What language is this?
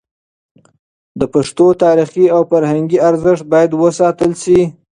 Pashto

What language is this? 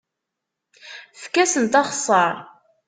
Kabyle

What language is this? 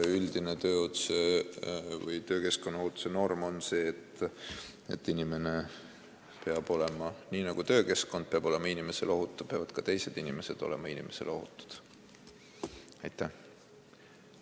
Estonian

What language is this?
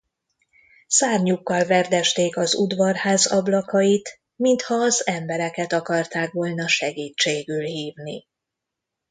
Hungarian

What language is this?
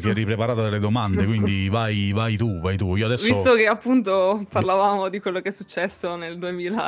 Italian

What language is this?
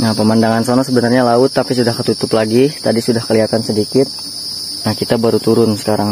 Indonesian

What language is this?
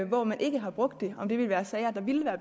Danish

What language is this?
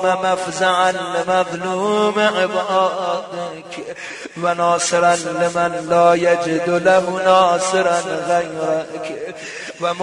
Arabic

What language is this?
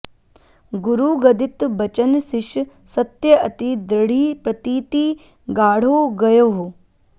Sanskrit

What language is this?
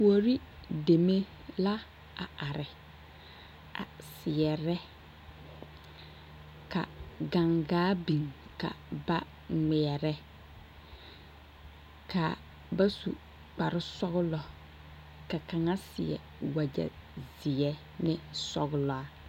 Southern Dagaare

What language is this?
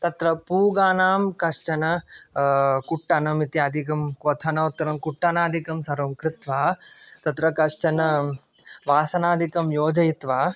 Sanskrit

